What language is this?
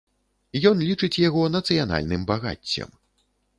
Belarusian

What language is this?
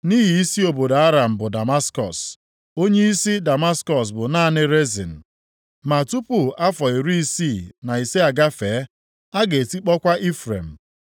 Igbo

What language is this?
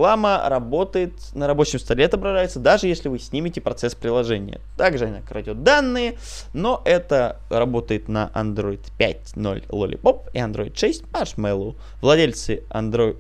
Russian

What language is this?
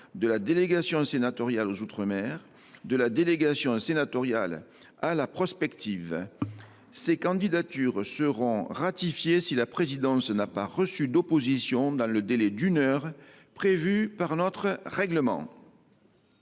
French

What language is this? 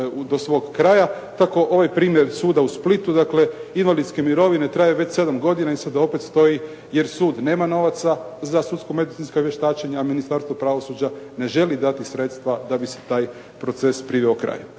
Croatian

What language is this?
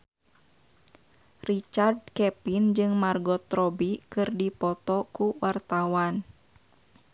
Sundanese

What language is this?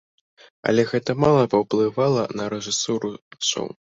Belarusian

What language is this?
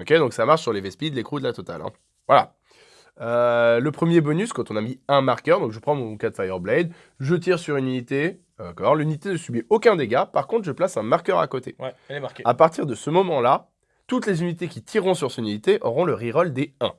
French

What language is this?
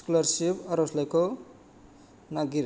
Bodo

